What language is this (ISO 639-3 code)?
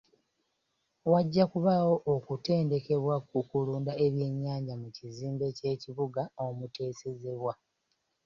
lug